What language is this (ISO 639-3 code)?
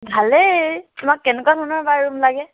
asm